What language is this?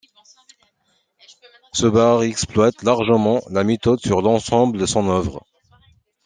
French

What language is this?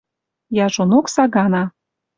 Western Mari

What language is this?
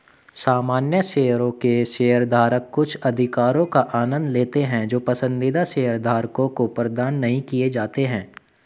Hindi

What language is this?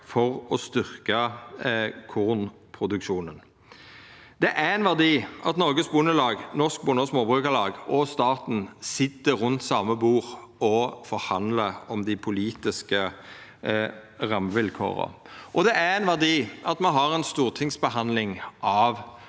Norwegian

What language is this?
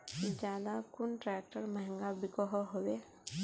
Magahi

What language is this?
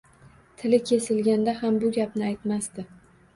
Uzbek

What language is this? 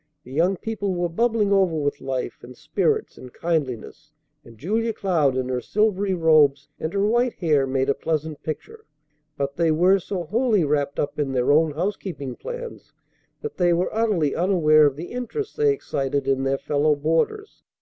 English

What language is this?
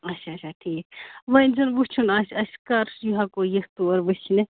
Kashmiri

